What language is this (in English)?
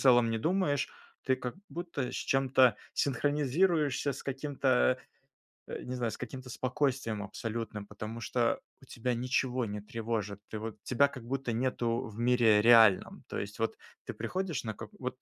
Russian